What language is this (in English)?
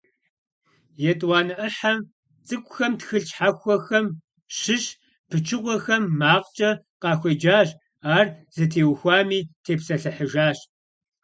Kabardian